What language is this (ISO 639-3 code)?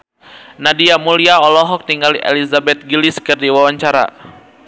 sun